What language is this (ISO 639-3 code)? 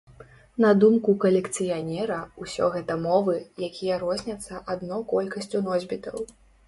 bel